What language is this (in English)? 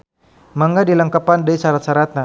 Sundanese